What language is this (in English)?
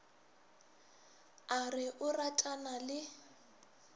Northern Sotho